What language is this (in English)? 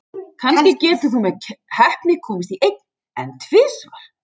Icelandic